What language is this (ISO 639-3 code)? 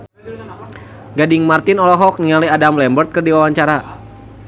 sun